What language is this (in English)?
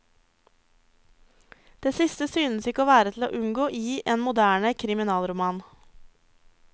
Norwegian